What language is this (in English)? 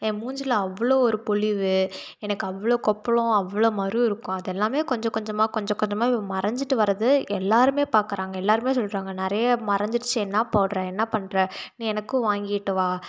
Tamil